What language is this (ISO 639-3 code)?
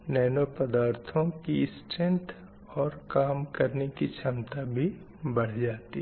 hin